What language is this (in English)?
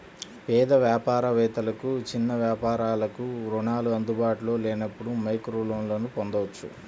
Telugu